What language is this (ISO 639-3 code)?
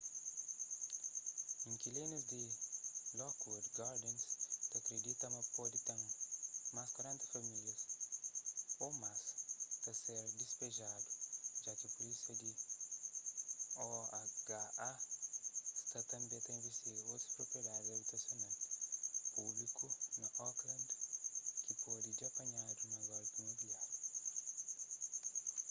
kea